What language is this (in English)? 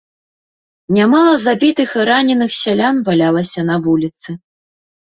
Belarusian